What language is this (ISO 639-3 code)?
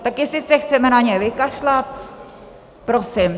ces